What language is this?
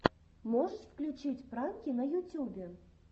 Russian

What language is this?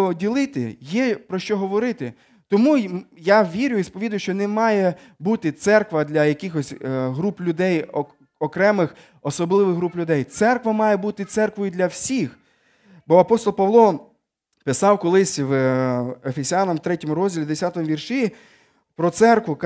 Ukrainian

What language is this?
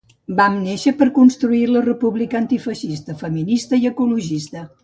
Catalan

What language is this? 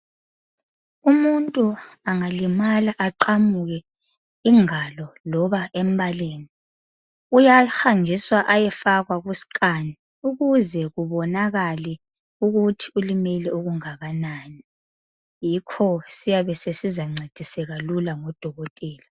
North Ndebele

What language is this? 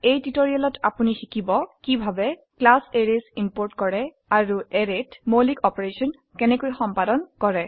Assamese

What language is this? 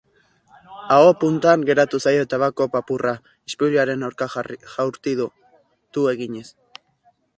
Basque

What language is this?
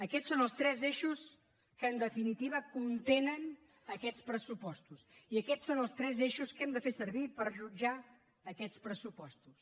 Catalan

